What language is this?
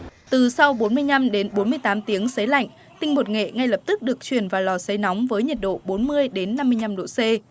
Vietnamese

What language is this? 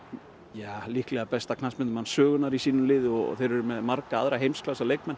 Icelandic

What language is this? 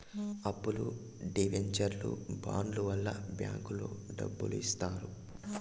Telugu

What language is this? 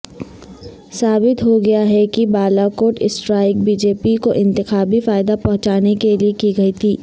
Urdu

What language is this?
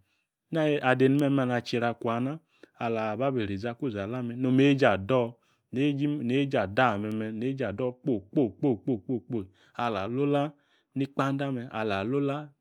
Yace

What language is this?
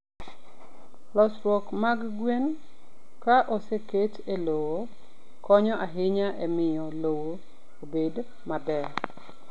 Luo (Kenya and Tanzania)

